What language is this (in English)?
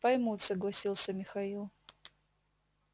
Russian